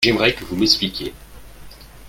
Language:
French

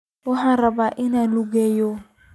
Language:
Somali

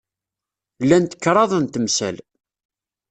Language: Kabyle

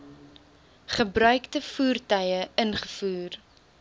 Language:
Afrikaans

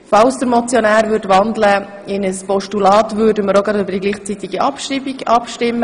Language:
Swiss German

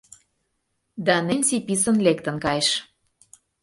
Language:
Mari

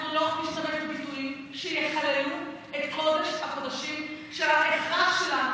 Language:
Hebrew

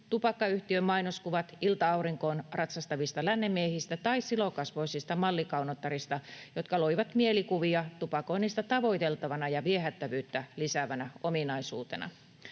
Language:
Finnish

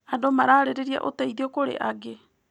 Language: Kikuyu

